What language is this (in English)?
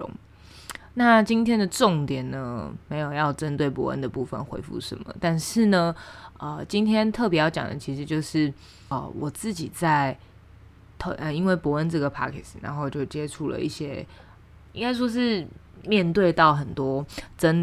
Chinese